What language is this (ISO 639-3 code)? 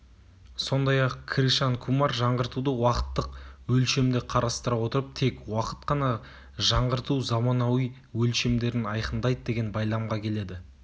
kaz